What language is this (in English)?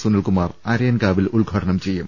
Malayalam